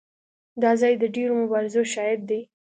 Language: Pashto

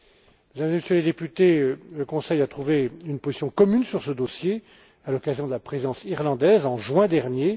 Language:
French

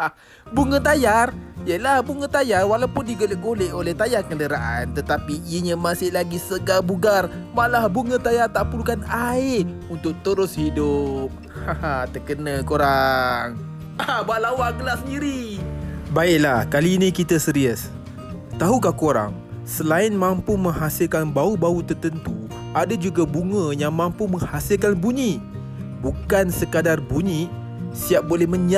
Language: Malay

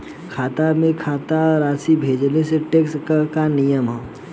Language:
Bhojpuri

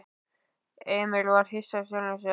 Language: Icelandic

